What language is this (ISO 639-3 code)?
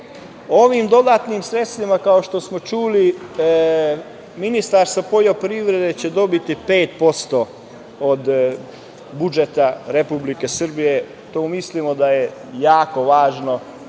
srp